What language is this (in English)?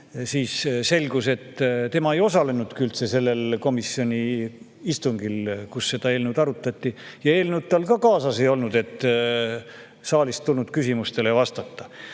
Estonian